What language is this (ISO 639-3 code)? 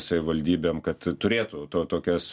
lit